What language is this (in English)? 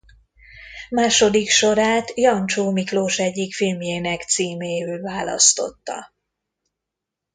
Hungarian